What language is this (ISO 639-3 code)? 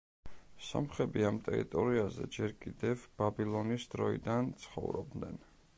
kat